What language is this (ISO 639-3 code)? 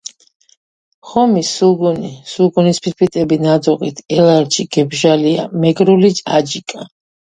kat